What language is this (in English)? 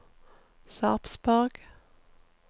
Norwegian